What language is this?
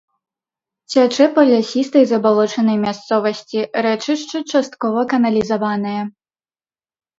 Belarusian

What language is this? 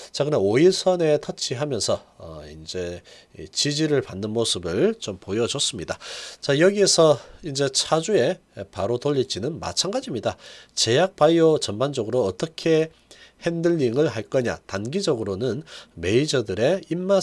Korean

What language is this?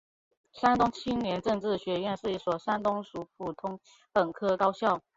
Chinese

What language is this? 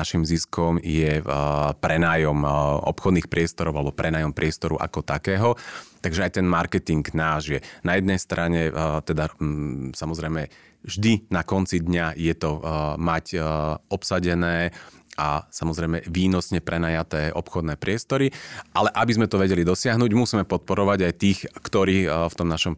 Slovak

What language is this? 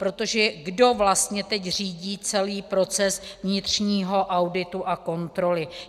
Czech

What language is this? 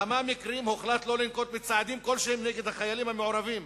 Hebrew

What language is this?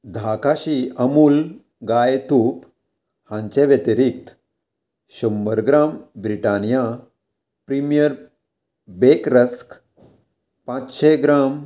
Konkani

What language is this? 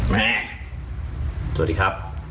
Thai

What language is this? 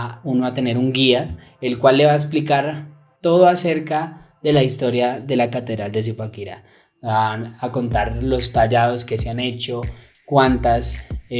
Spanish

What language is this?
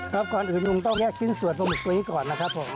Thai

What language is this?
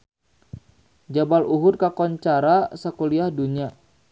Sundanese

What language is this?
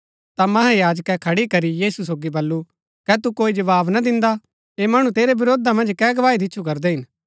Gaddi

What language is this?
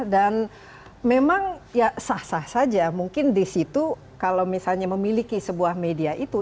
Indonesian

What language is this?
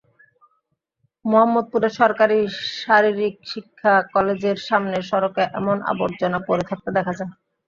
Bangla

